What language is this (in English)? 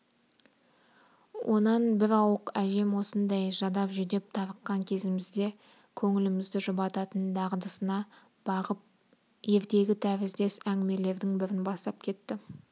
Kazakh